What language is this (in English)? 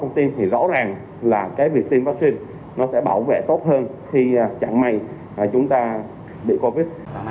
Vietnamese